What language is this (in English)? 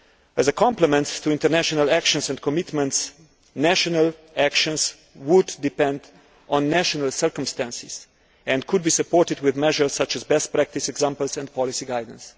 English